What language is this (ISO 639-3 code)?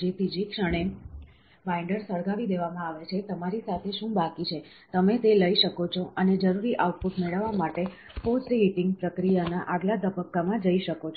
guj